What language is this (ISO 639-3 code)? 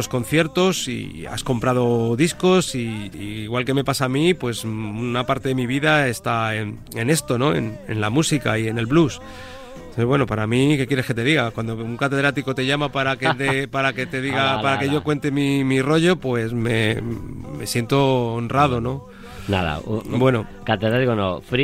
spa